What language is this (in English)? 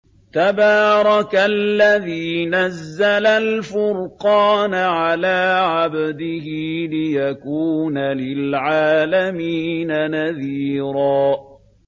Arabic